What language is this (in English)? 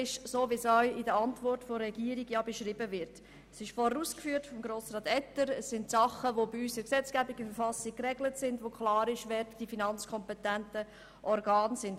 Swiss German